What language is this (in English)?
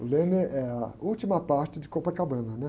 Portuguese